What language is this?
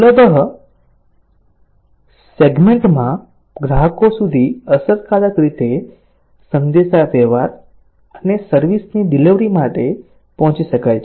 Gujarati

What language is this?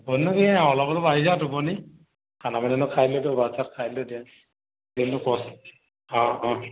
Assamese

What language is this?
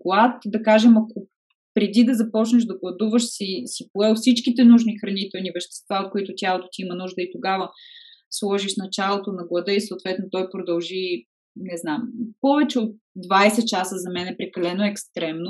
Bulgarian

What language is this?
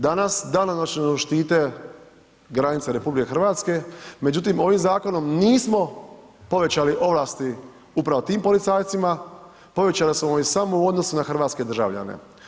Croatian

